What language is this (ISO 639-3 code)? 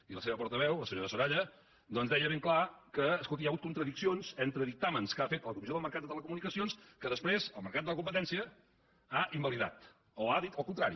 cat